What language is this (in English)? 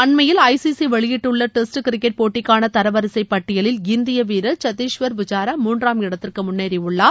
Tamil